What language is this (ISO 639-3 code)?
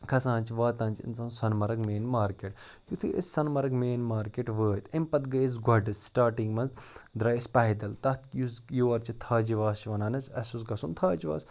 kas